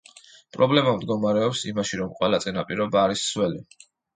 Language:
Georgian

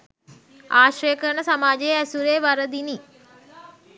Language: Sinhala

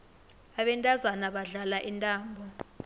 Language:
South Ndebele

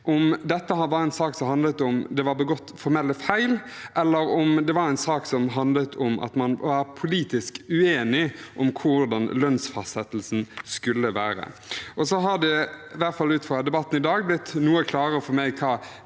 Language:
Norwegian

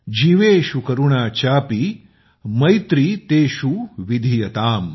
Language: Marathi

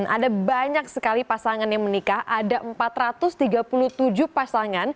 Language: Indonesian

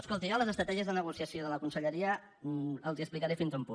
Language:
Catalan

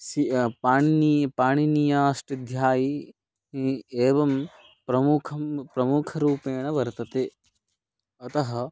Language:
Sanskrit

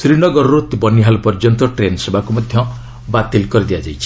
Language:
Odia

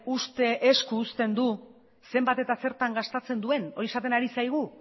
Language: Basque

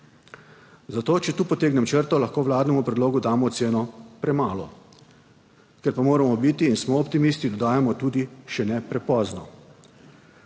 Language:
Slovenian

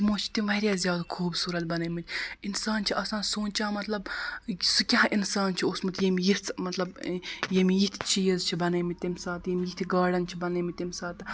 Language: Kashmiri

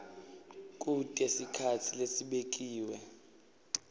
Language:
Swati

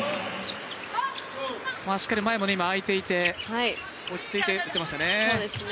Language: Japanese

